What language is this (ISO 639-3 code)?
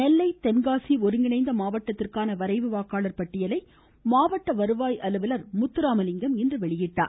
tam